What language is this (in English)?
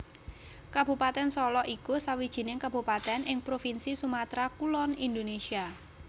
Javanese